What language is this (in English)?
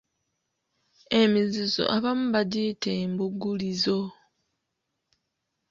Ganda